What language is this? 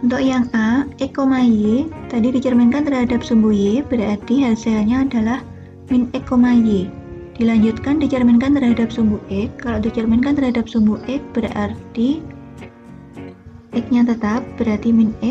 Indonesian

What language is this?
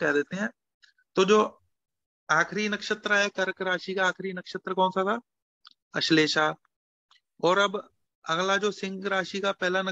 Hindi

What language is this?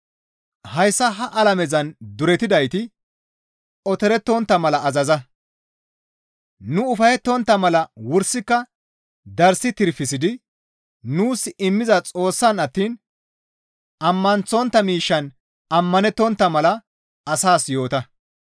Gamo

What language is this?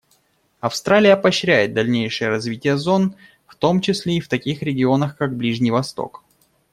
Russian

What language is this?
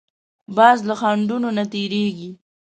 Pashto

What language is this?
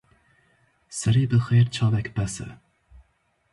Kurdish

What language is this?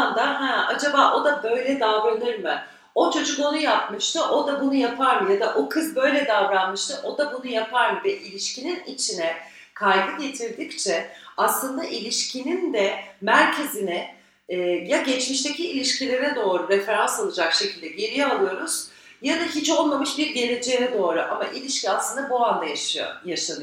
Turkish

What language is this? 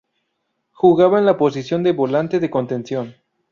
Spanish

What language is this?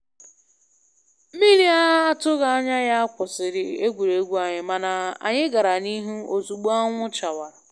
Igbo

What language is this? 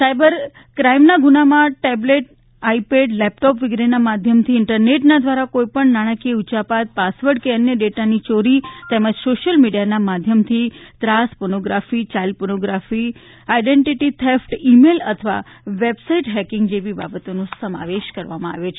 Gujarati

